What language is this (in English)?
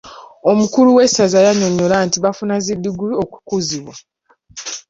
Ganda